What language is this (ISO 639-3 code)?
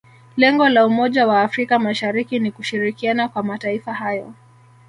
swa